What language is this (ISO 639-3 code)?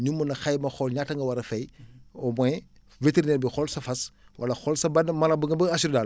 wol